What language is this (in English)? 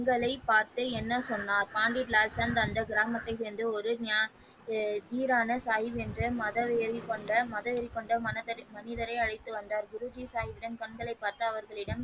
Tamil